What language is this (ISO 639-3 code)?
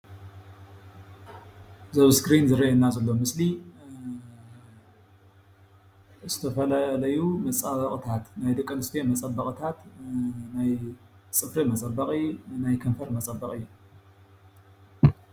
tir